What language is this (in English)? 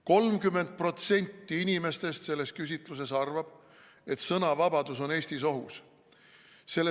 Estonian